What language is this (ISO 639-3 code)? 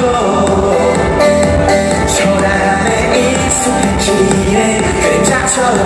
ara